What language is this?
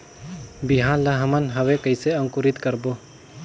Chhattisgarhi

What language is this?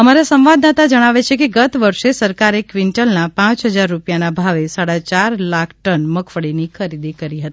Gujarati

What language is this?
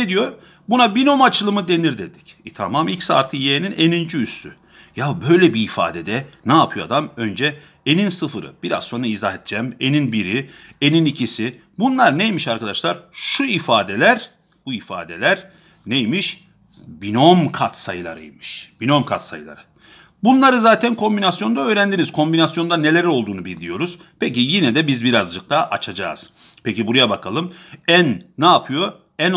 Turkish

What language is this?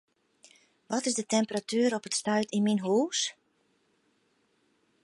Western Frisian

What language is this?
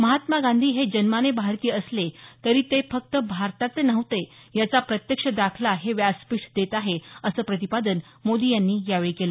Marathi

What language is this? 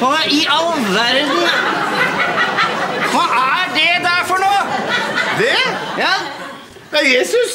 Norwegian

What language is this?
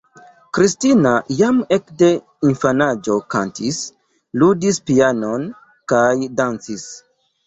Esperanto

